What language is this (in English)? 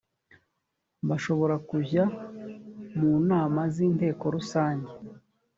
Kinyarwanda